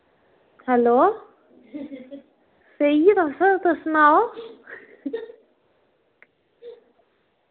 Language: Dogri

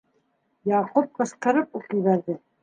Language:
Bashkir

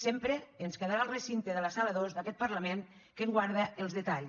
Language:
Catalan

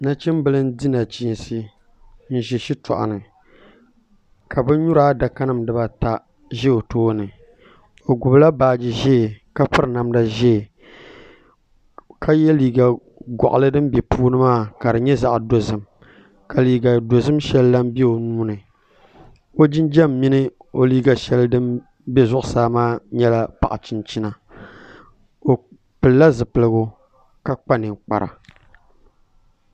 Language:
Dagbani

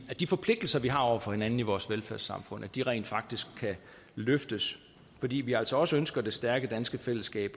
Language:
Danish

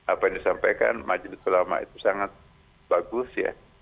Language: Indonesian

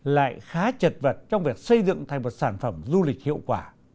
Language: Vietnamese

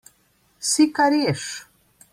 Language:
Slovenian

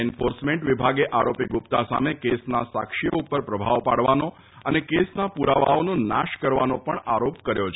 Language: Gujarati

